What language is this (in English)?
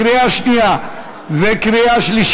Hebrew